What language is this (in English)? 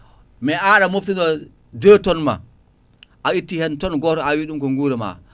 Fula